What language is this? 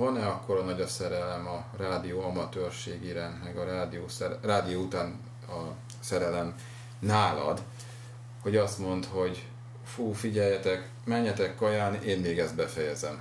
Hungarian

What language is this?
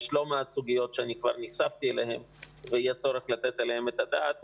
Hebrew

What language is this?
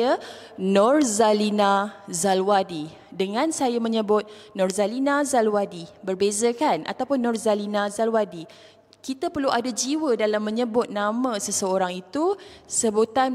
Malay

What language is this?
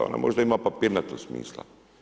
Croatian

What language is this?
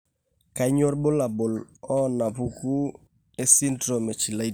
Masai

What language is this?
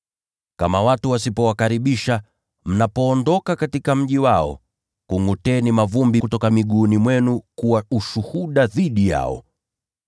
Swahili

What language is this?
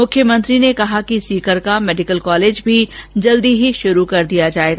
Hindi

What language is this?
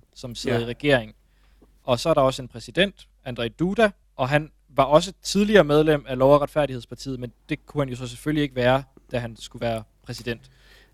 Danish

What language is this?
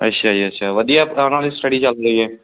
Punjabi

